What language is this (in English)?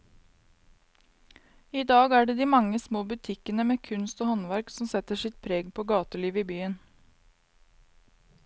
Norwegian